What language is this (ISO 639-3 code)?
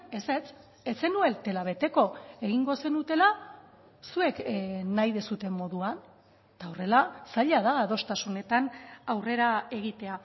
eus